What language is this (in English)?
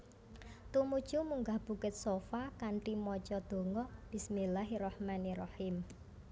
Javanese